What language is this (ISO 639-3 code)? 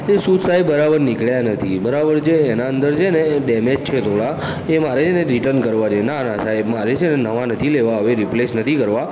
guj